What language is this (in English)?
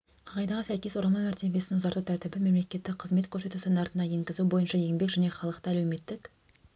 Kazakh